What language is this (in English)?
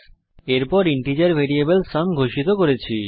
Bangla